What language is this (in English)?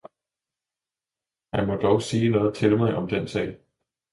Danish